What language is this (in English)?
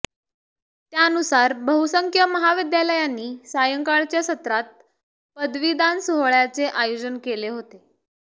Marathi